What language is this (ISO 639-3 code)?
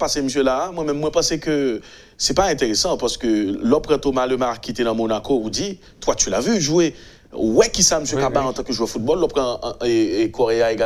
fra